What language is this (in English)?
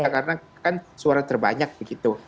Indonesian